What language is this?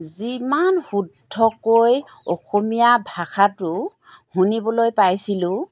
Assamese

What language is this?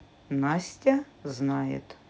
Russian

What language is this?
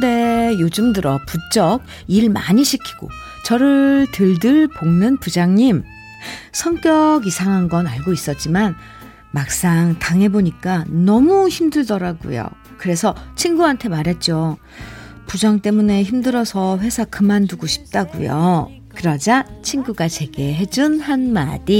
Korean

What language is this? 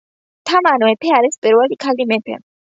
Georgian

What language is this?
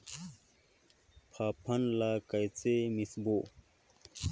Chhattisgarhi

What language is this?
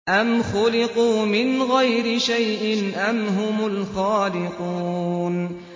Arabic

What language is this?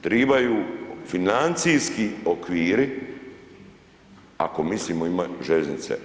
Croatian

